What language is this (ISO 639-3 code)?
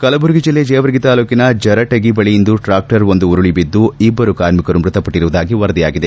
kan